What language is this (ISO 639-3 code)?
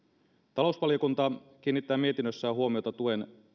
fin